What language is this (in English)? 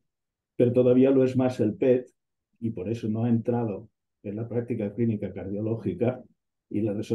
Spanish